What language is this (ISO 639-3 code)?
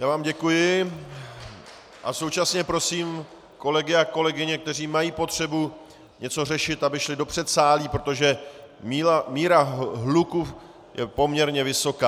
ces